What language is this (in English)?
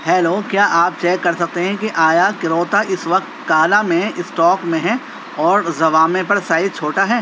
Urdu